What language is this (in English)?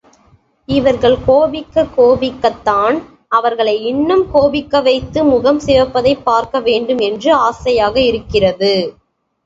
Tamil